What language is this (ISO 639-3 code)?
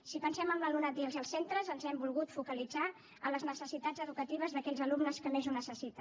cat